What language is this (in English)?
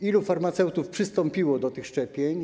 Polish